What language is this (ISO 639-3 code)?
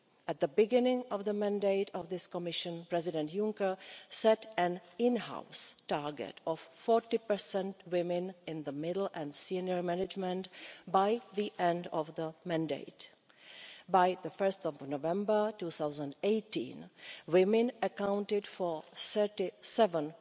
eng